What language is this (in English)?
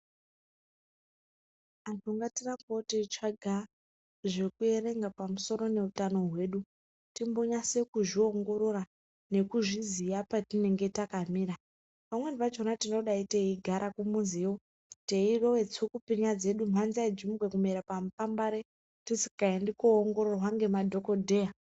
Ndau